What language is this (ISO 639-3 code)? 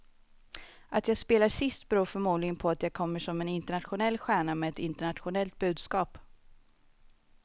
swe